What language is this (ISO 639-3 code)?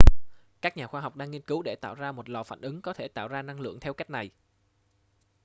vie